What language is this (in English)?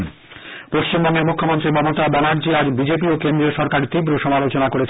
Bangla